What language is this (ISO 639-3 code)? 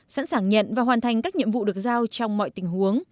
vie